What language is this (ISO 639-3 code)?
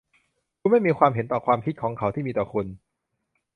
tha